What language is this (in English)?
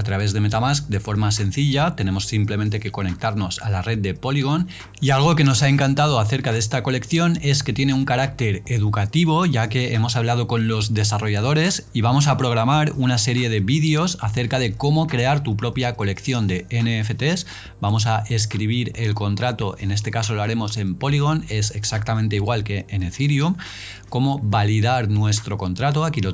Spanish